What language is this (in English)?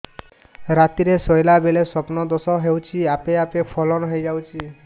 Odia